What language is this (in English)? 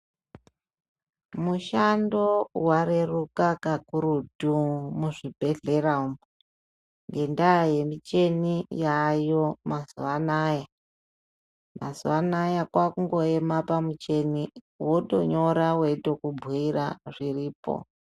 Ndau